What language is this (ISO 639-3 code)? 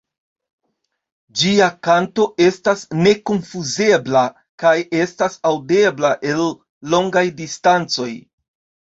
epo